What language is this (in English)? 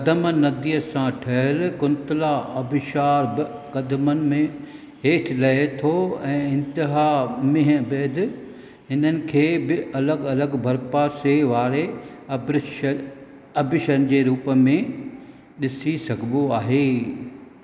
Sindhi